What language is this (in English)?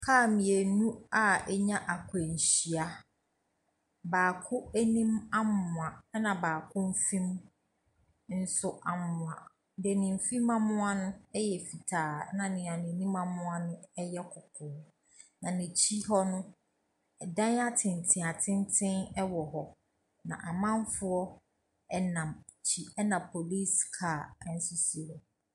Akan